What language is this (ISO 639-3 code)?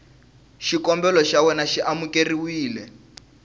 tso